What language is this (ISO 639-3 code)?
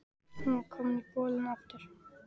isl